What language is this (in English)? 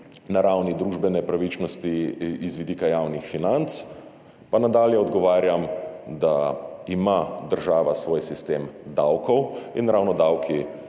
Slovenian